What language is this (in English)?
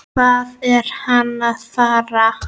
Icelandic